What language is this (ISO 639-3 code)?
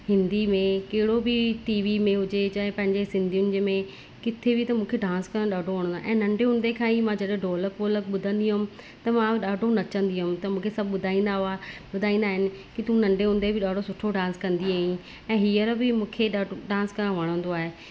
snd